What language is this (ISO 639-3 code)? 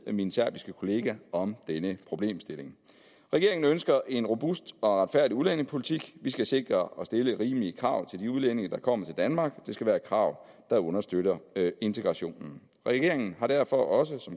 dan